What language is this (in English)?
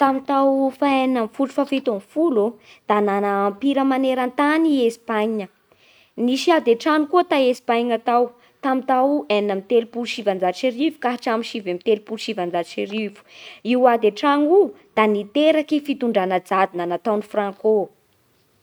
Bara Malagasy